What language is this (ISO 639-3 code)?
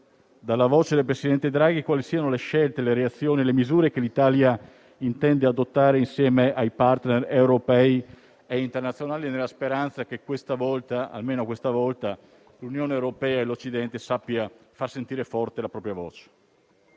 ita